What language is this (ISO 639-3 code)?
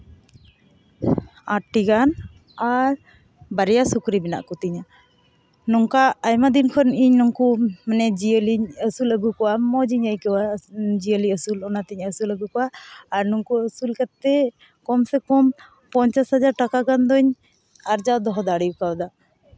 sat